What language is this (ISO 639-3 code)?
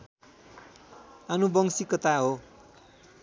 nep